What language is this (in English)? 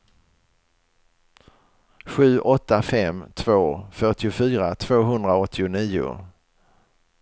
Swedish